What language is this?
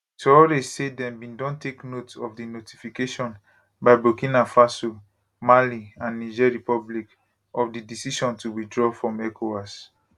Nigerian Pidgin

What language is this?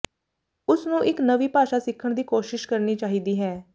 Punjabi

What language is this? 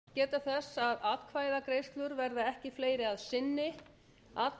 Icelandic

